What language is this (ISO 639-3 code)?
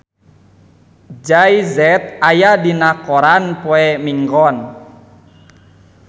sun